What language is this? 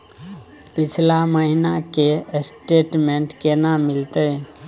Maithili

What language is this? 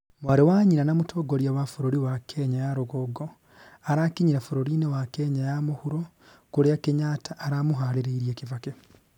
Kikuyu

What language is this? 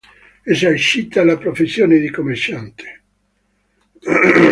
Italian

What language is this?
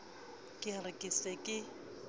Southern Sotho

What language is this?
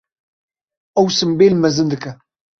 Kurdish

